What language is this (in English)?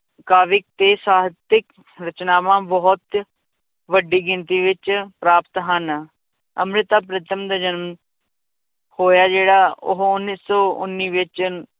Punjabi